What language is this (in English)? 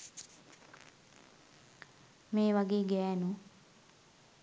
Sinhala